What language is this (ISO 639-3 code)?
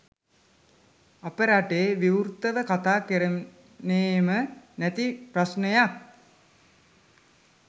sin